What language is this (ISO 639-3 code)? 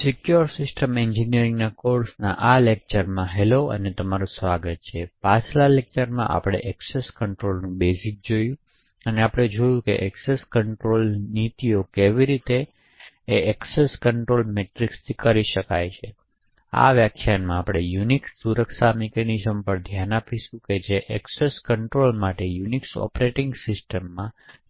guj